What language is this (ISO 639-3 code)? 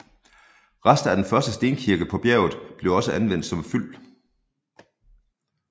dan